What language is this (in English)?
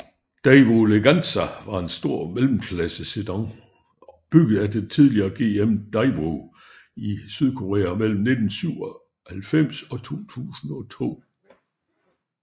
Danish